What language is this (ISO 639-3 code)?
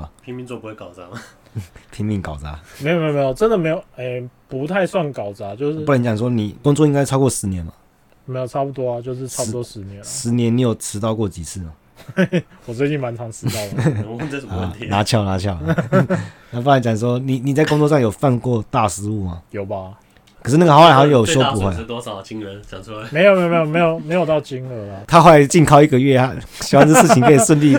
zho